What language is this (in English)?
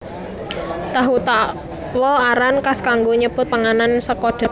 Javanese